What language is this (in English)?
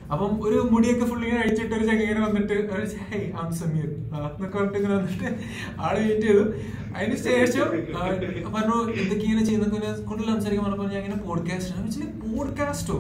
Malayalam